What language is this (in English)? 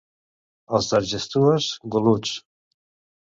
Catalan